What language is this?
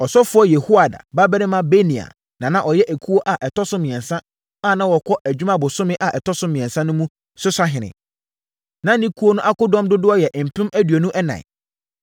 Akan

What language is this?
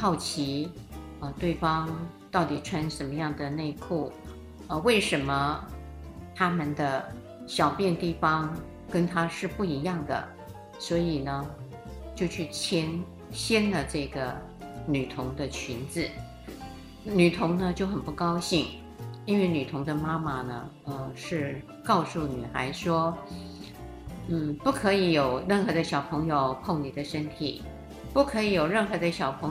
Chinese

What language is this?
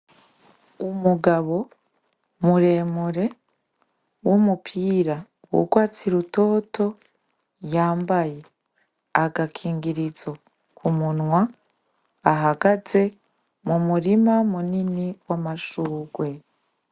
Rundi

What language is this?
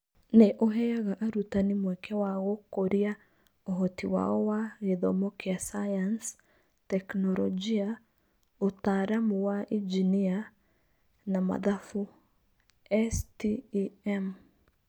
Kikuyu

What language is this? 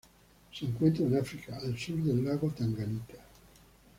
Spanish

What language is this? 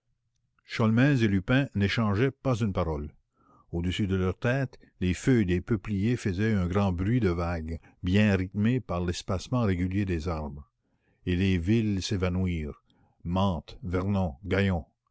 French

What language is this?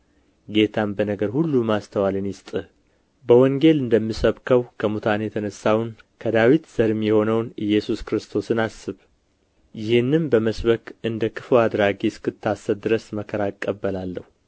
Amharic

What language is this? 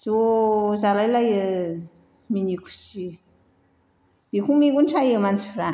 Bodo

